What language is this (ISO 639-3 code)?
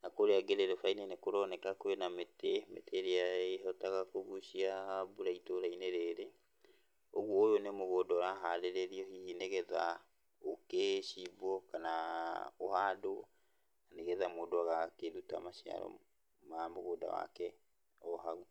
kik